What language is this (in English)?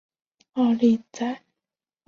Chinese